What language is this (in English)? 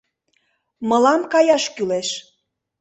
Mari